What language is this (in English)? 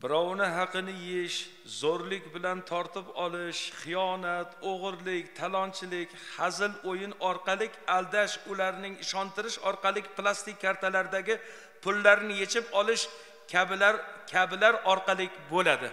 Turkish